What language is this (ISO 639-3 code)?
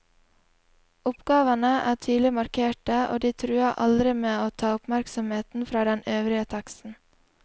nor